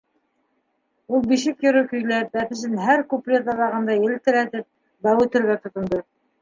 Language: Bashkir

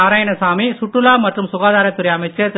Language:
Tamil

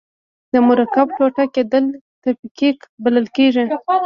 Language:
Pashto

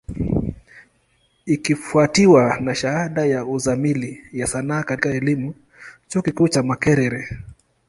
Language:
Swahili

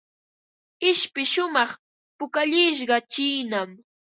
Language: Ambo-Pasco Quechua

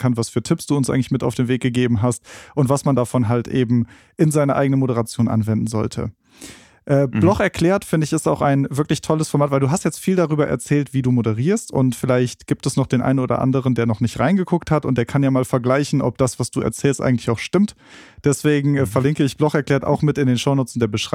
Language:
German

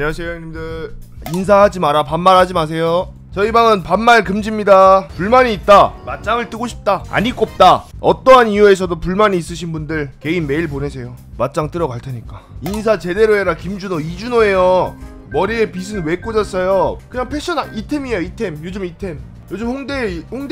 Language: Korean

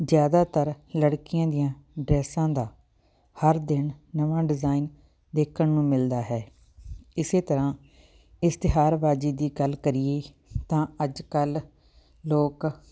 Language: Punjabi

